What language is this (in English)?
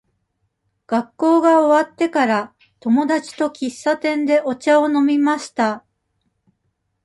Japanese